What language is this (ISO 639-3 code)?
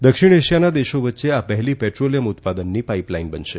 guj